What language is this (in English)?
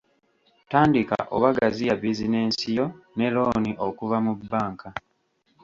Ganda